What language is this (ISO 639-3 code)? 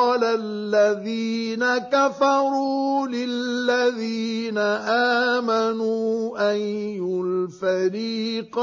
ara